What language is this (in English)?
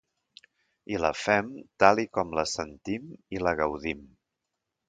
Catalan